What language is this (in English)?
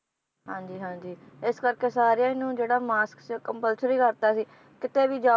Punjabi